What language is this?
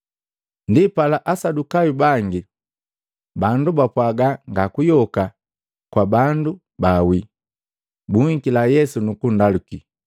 Matengo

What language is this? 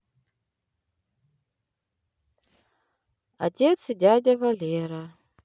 Russian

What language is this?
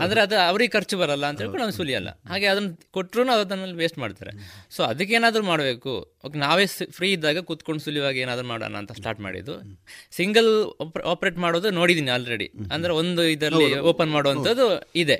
Kannada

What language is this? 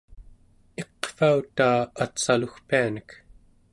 Central Yupik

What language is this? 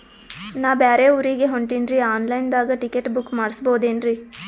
Kannada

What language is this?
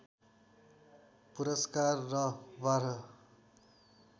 Nepali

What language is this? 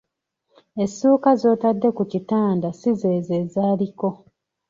Ganda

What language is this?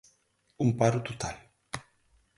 Galician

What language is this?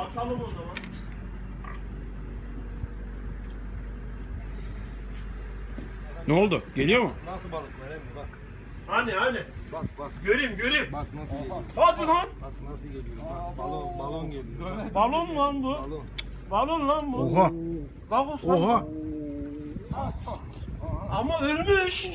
Turkish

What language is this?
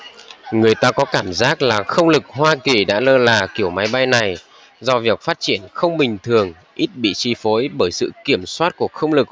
Vietnamese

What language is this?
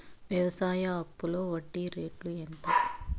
Telugu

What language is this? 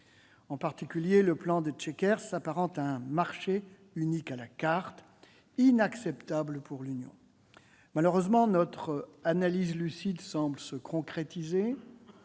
French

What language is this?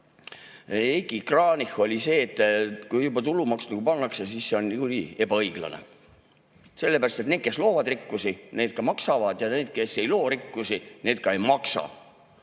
Estonian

